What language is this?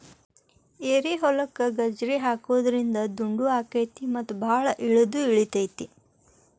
Kannada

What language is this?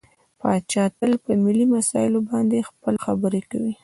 Pashto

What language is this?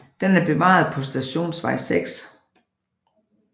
Danish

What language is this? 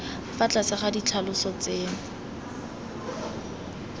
Tswana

